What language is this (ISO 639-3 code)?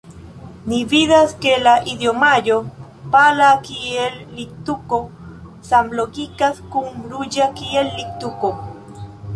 epo